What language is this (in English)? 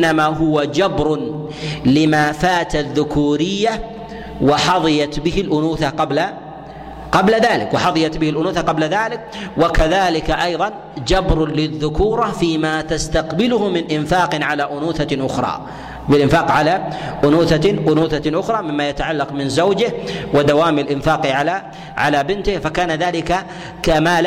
Arabic